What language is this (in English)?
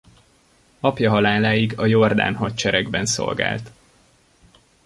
Hungarian